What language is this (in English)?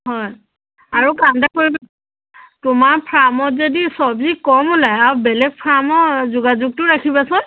Assamese